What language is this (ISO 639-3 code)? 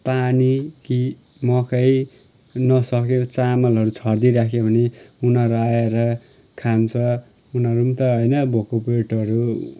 nep